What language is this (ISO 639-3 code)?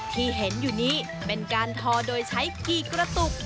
tha